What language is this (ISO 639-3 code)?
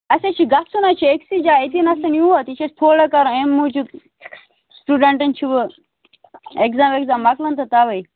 kas